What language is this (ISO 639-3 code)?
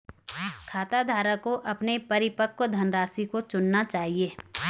hin